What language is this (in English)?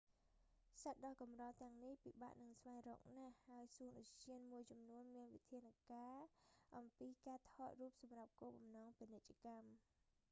Khmer